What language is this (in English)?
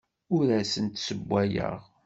Kabyle